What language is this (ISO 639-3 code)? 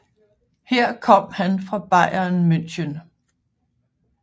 dan